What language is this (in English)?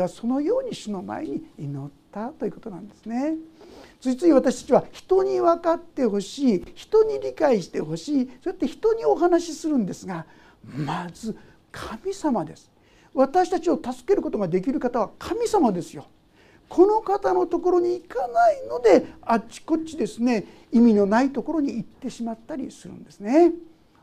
Japanese